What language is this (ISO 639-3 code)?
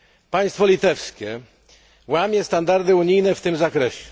pol